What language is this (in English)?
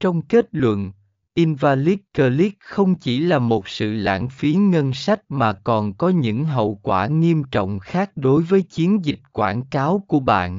Vietnamese